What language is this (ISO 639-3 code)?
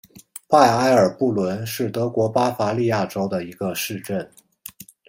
zho